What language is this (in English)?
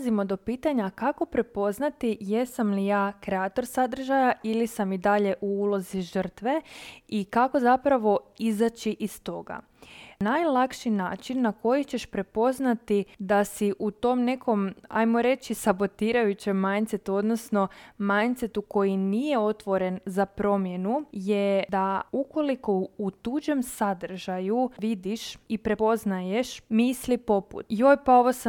Croatian